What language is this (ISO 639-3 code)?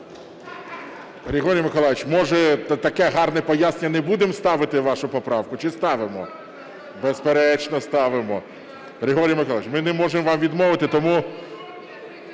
ukr